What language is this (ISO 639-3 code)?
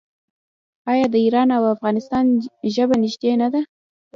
pus